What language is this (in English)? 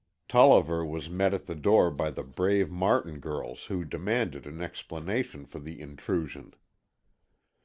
English